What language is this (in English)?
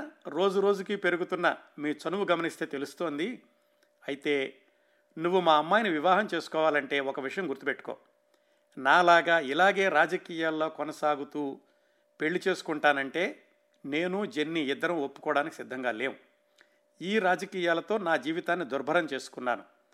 Telugu